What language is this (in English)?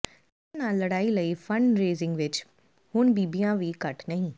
Punjabi